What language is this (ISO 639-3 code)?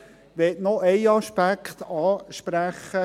gsw